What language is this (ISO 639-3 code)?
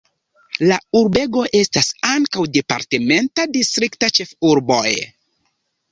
epo